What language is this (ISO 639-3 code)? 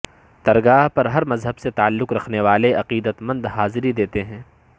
urd